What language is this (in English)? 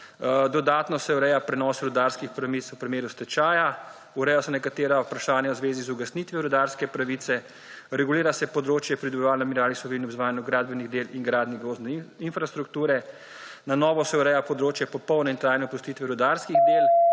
Slovenian